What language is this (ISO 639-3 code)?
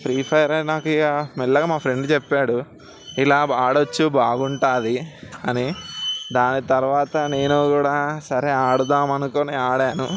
tel